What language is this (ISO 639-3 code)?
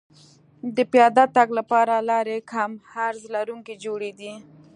pus